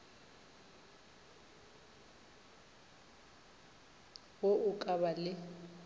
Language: Northern Sotho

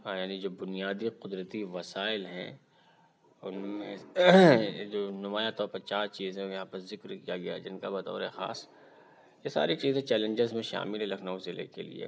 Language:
Urdu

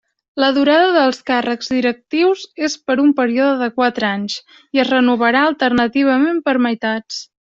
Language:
Catalan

